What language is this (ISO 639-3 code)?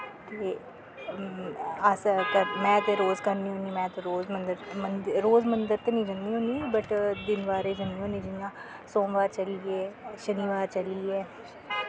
doi